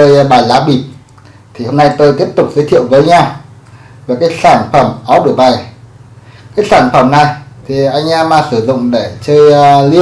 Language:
Vietnamese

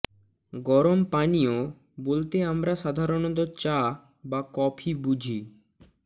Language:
Bangla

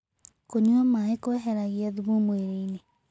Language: Kikuyu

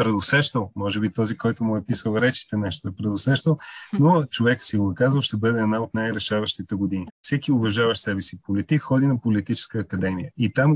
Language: Bulgarian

